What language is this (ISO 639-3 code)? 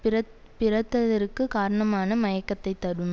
tam